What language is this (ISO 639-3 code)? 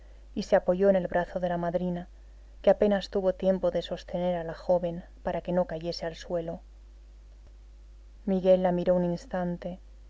spa